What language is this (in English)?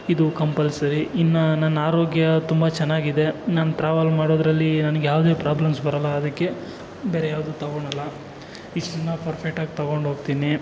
Kannada